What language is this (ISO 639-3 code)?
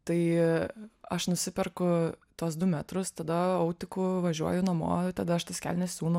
lit